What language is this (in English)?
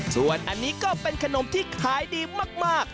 Thai